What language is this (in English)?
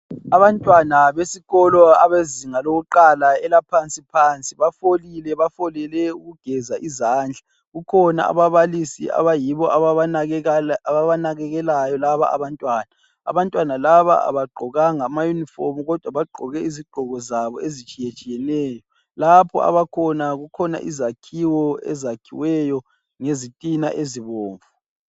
North Ndebele